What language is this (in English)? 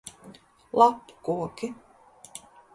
Latvian